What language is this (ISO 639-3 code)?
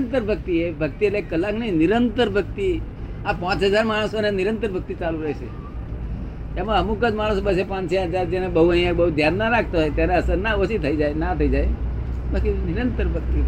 guj